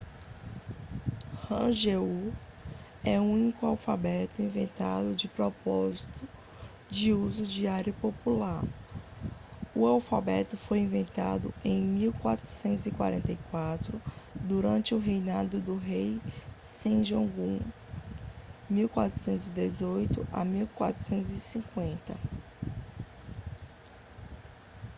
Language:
Portuguese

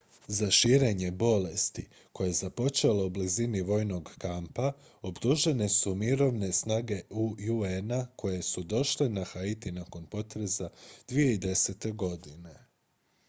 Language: Croatian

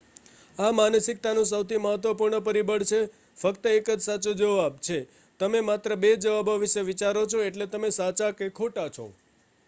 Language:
Gujarati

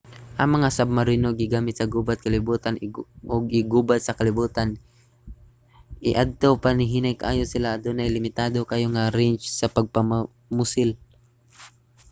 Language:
Cebuano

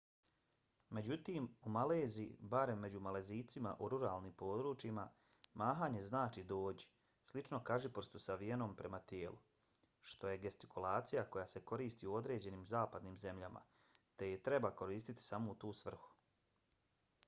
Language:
Bosnian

